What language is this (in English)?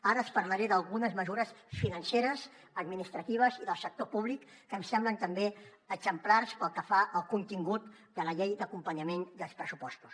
Catalan